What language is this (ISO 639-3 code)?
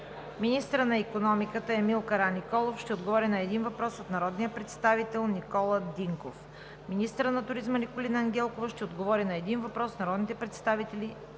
bul